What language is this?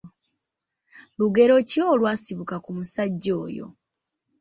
Ganda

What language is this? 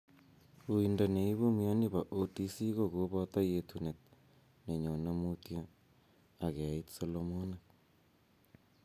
Kalenjin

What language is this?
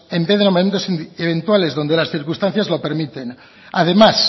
Spanish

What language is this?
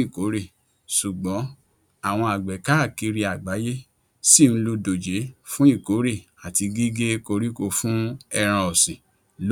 Yoruba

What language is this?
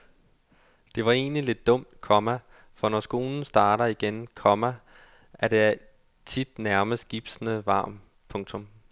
Danish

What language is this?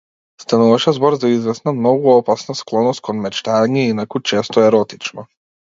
Macedonian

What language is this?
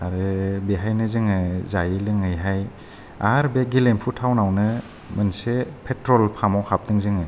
Bodo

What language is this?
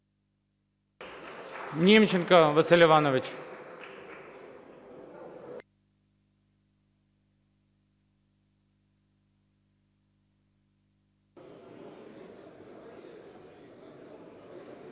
Ukrainian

